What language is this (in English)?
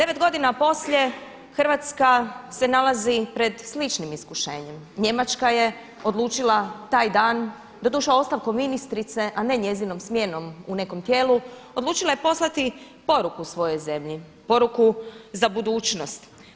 Croatian